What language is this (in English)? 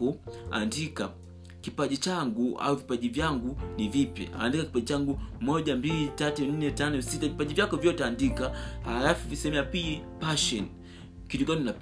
Swahili